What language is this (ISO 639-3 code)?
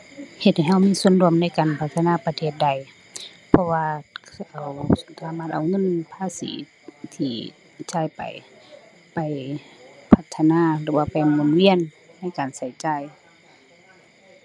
tha